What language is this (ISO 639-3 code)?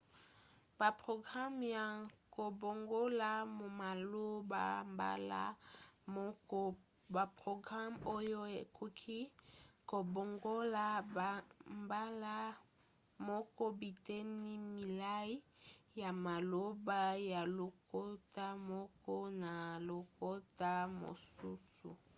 lin